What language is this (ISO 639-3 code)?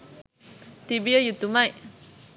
sin